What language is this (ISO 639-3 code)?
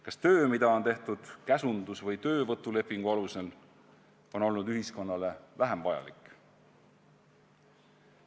est